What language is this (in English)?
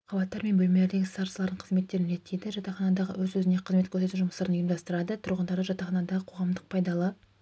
Kazakh